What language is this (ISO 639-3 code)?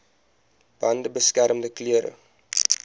afr